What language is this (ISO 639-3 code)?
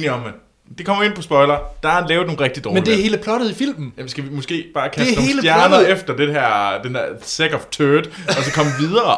dan